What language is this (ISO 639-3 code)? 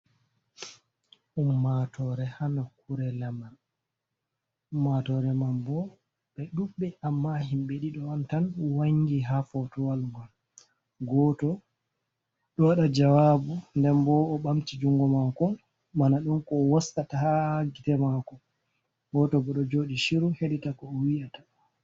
ful